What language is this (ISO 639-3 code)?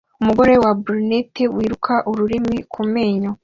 kin